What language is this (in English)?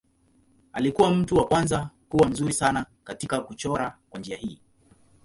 Swahili